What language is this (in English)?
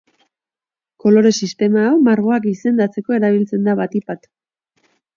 Basque